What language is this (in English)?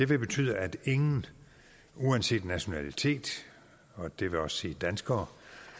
Danish